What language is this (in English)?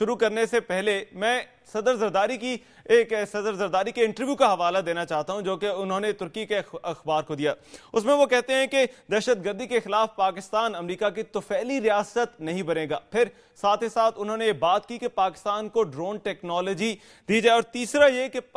Hindi